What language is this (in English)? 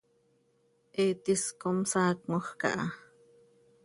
Seri